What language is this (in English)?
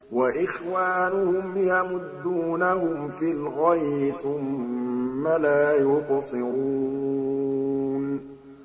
Arabic